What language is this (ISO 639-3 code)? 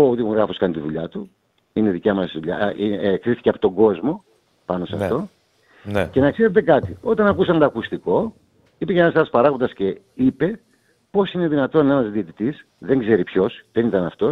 ell